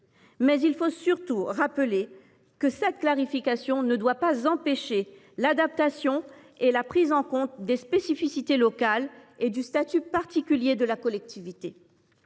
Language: French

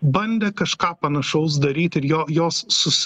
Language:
Lithuanian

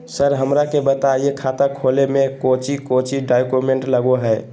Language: Magahi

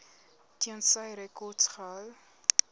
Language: Afrikaans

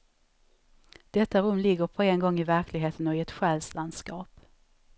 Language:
Swedish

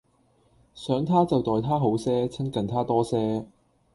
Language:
Cantonese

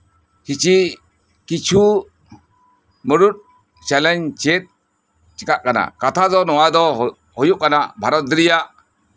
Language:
Santali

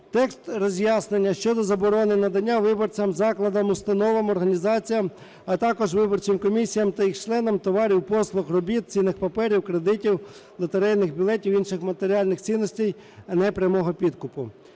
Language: Ukrainian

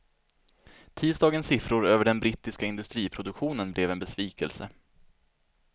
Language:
Swedish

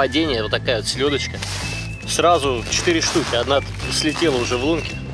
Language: Russian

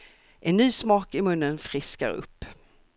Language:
Swedish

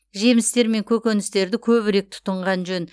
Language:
Kazakh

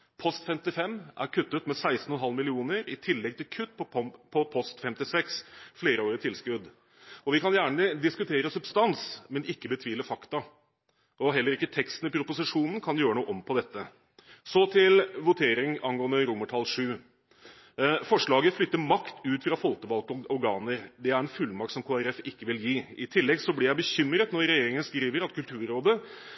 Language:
Norwegian Bokmål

